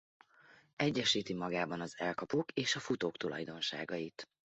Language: Hungarian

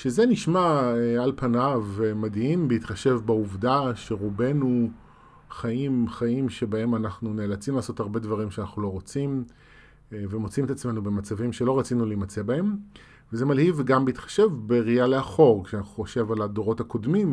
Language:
Hebrew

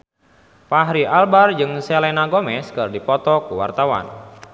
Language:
Sundanese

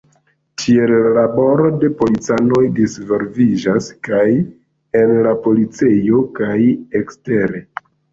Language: Esperanto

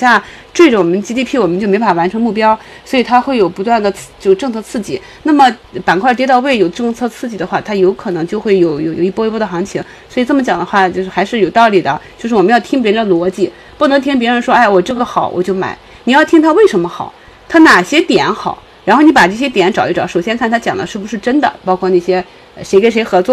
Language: Chinese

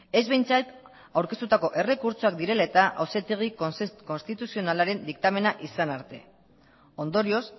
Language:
Basque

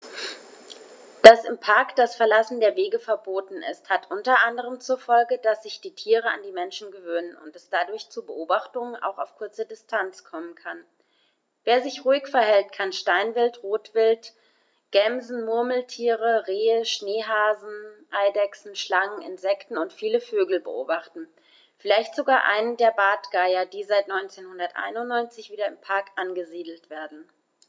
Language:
German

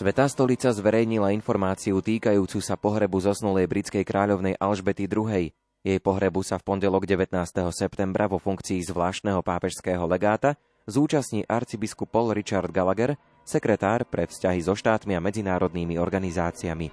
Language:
Slovak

